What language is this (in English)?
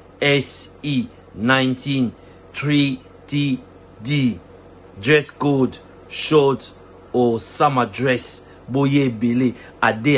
French